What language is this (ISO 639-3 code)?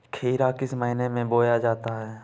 hin